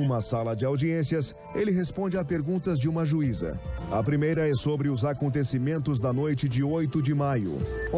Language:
Portuguese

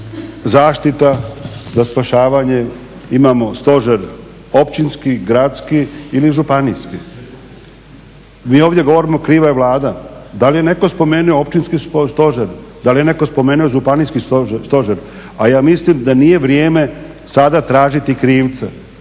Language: Croatian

